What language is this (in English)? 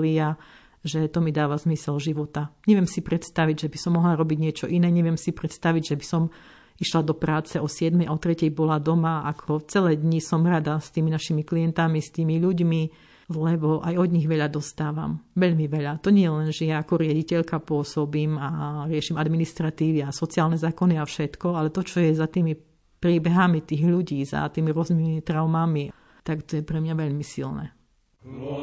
Slovak